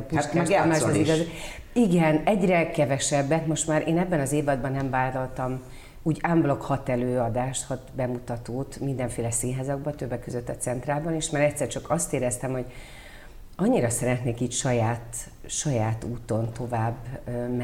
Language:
Hungarian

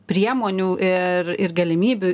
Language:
Lithuanian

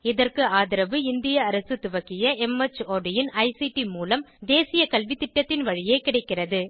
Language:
Tamil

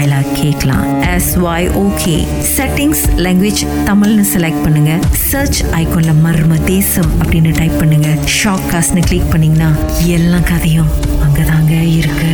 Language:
Tamil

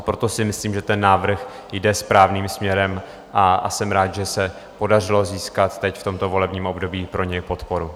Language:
Czech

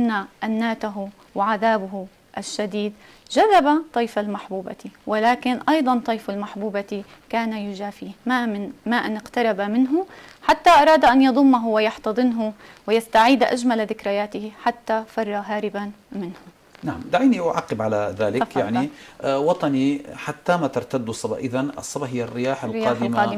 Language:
Arabic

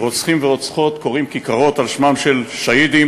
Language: Hebrew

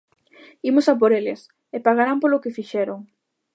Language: Galician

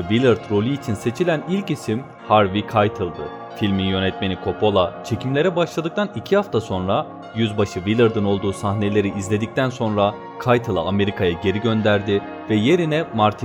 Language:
Turkish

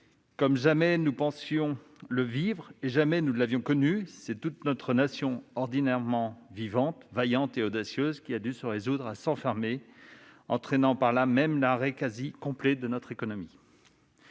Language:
French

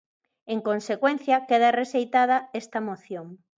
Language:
Galician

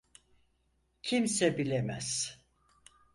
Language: Turkish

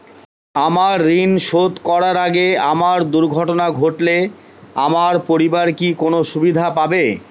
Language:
Bangla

